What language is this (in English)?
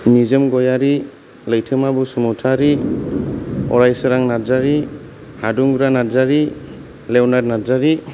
Bodo